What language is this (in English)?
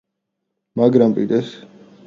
Georgian